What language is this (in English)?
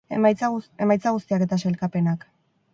Basque